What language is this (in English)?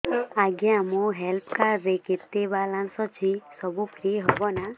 Odia